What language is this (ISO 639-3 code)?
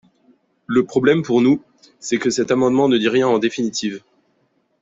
fra